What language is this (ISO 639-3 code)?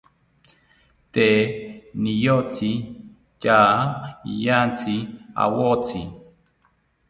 cpy